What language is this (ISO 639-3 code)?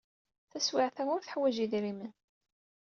kab